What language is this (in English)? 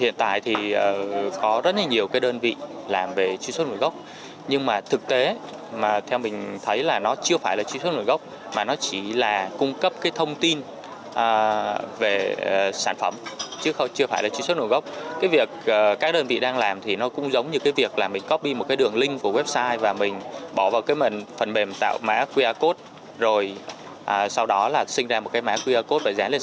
Vietnamese